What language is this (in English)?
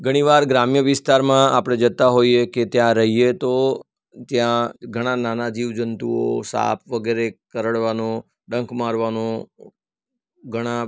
Gujarati